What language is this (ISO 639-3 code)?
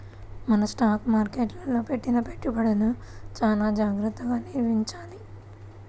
tel